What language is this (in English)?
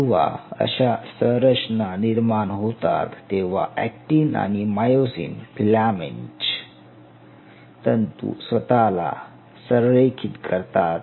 Marathi